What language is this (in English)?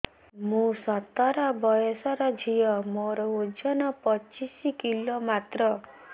Odia